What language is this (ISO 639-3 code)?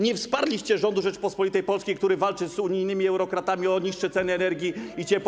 pol